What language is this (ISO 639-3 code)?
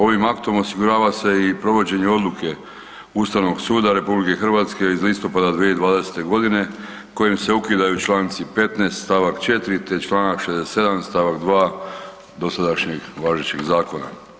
hrv